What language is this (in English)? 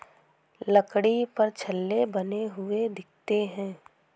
Hindi